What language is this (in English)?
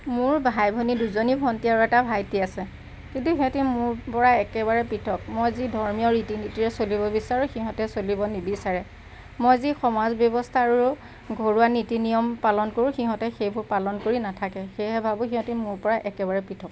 Assamese